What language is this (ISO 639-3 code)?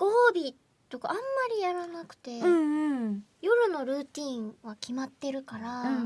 jpn